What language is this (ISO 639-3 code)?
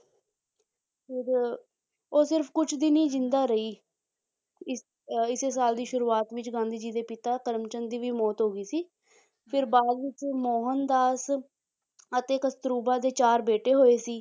pan